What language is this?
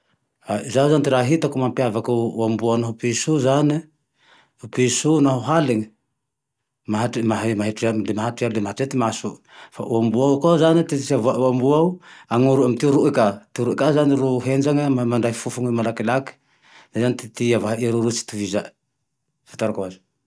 Tandroy-Mahafaly Malagasy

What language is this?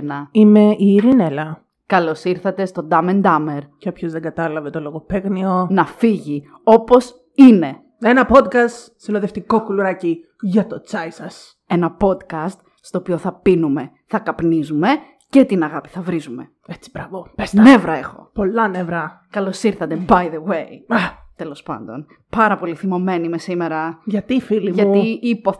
Greek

